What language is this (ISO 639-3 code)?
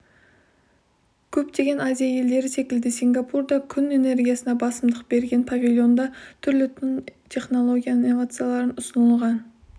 kaz